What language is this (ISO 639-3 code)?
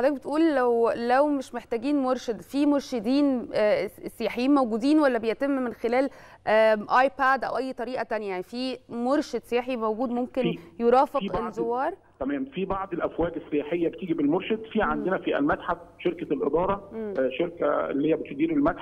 ara